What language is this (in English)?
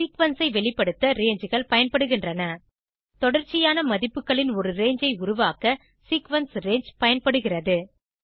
Tamil